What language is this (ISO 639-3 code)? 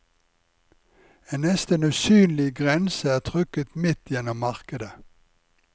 nor